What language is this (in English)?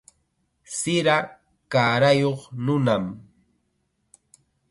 Chiquián Ancash Quechua